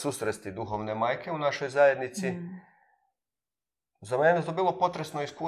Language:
Croatian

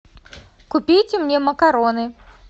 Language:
Russian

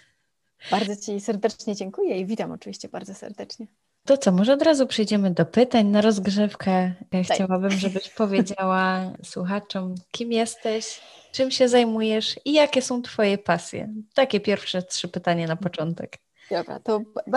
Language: Polish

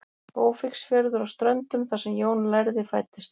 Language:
Icelandic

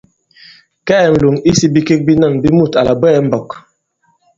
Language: Bankon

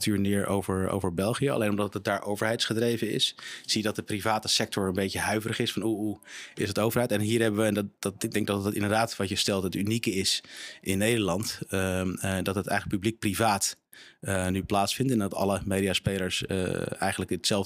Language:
Dutch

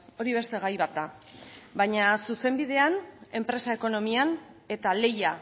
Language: Basque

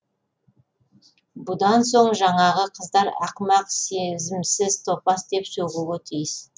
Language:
Kazakh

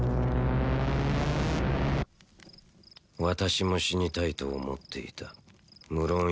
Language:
Japanese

